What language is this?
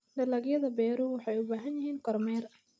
Somali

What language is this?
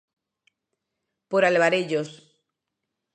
Galician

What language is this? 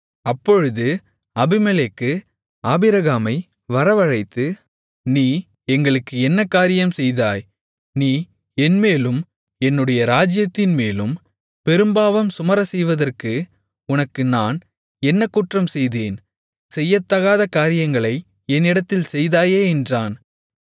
Tamil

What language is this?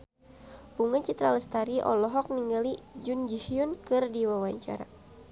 Sundanese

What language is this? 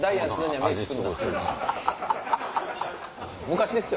Japanese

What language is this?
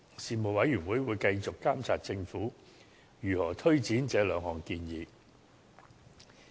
Cantonese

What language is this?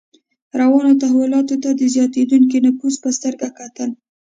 Pashto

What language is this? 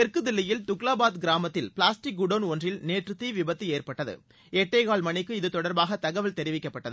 Tamil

